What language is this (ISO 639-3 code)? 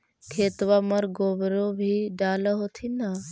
mag